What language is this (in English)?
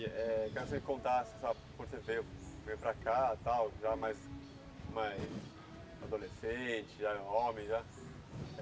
Portuguese